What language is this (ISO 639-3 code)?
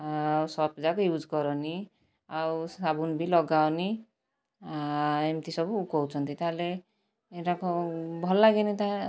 ori